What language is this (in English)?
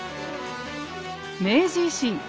Japanese